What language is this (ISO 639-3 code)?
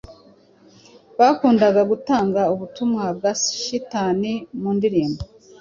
kin